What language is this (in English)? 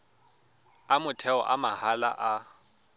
Tswana